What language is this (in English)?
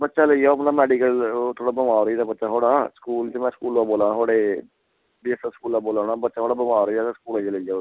Dogri